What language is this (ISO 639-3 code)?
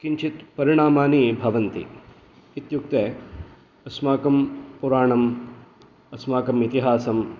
san